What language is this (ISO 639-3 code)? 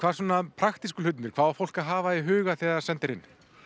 isl